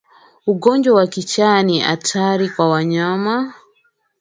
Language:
Swahili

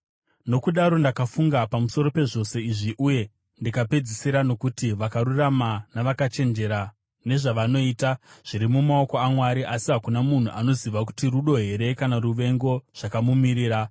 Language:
Shona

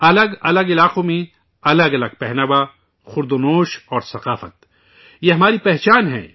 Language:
Urdu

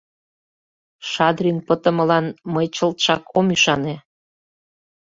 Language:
Mari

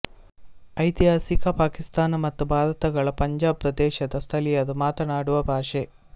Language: Kannada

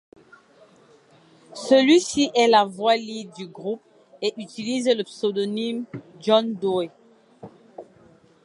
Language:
French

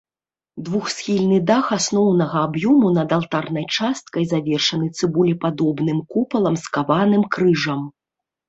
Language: Belarusian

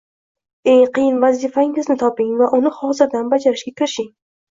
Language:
Uzbek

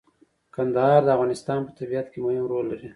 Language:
Pashto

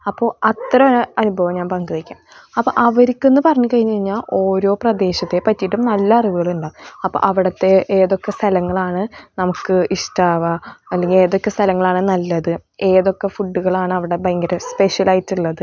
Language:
Malayalam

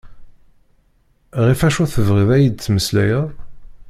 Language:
Kabyle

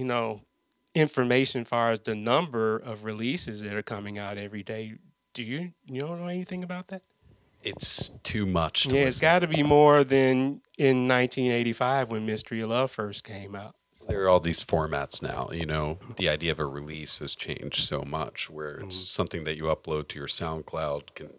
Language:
English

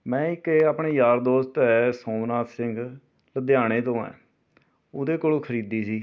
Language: Punjabi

